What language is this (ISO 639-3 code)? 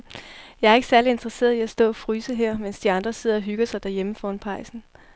dan